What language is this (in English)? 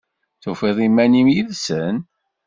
Kabyle